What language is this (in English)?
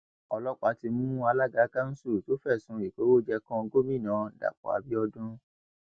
Yoruba